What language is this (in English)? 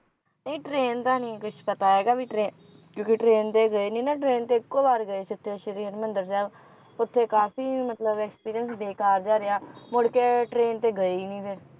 Punjabi